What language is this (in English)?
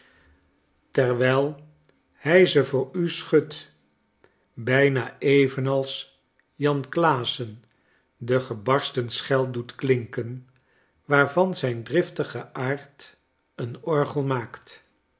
Dutch